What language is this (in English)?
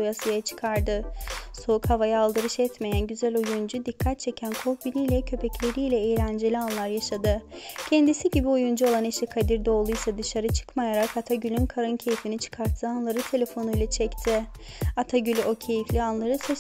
Turkish